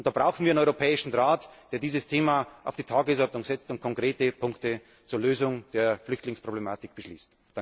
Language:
German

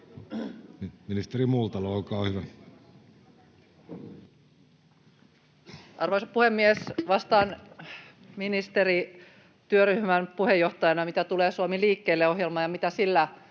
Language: Finnish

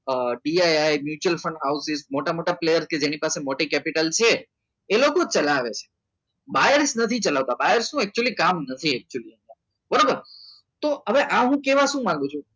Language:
Gujarati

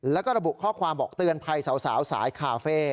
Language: Thai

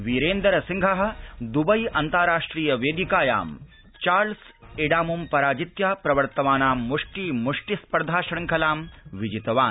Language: Sanskrit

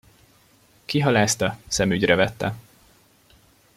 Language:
Hungarian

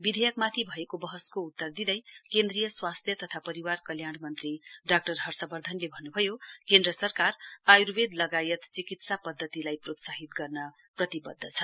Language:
Nepali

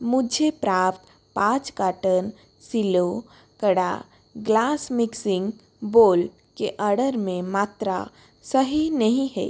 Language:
Hindi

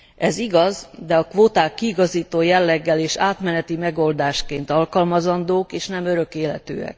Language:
Hungarian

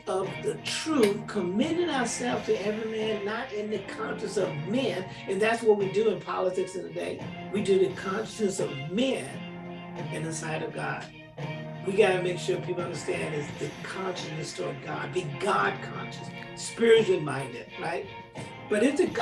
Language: English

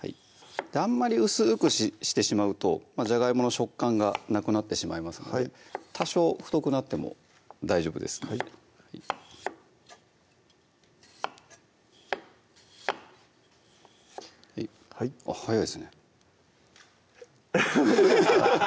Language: Japanese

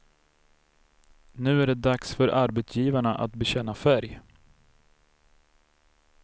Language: Swedish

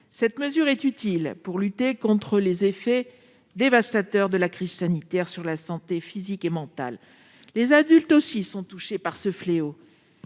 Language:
French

